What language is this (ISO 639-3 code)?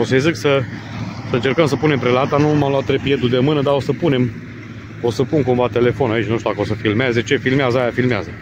ron